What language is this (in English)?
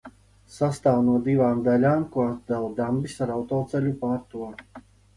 Latvian